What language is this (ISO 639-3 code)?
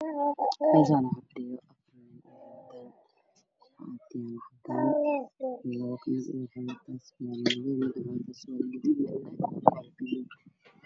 som